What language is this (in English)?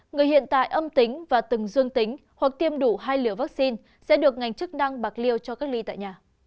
Vietnamese